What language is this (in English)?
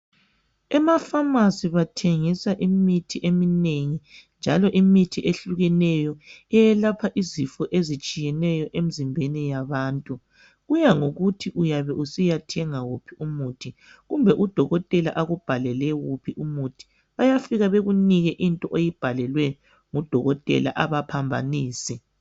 North Ndebele